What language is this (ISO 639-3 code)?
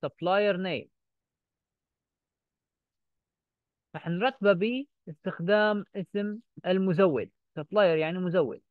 ara